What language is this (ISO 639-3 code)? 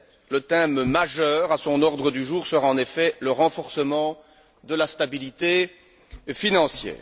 fra